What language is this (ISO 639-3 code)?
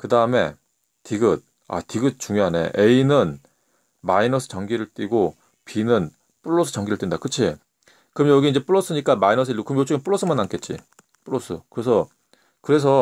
kor